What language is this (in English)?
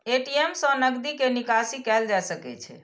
Maithili